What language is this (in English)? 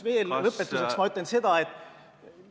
Estonian